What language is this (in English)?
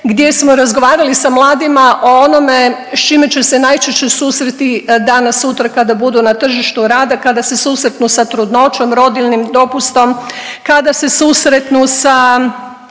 Croatian